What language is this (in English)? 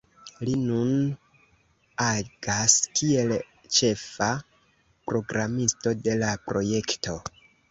Esperanto